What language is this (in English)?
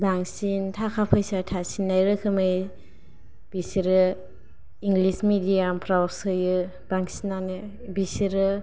Bodo